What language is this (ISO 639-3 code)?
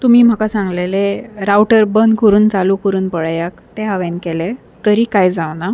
kok